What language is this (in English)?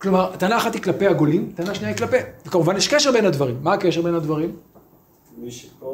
Hebrew